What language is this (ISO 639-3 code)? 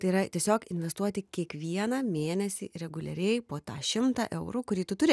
lit